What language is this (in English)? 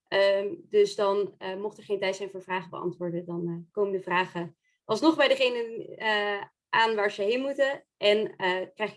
Dutch